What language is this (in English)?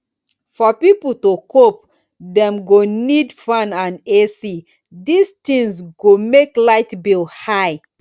Nigerian Pidgin